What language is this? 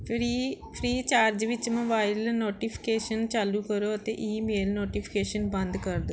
Punjabi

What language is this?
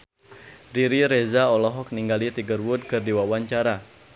Sundanese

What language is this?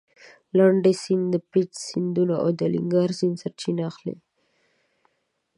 Pashto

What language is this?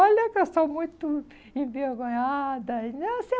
Portuguese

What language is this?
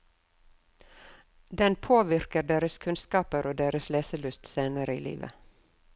Norwegian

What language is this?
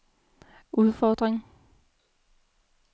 Danish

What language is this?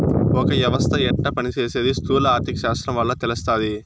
Telugu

